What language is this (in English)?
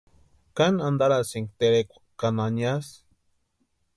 Western Highland Purepecha